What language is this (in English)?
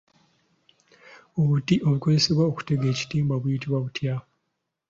Ganda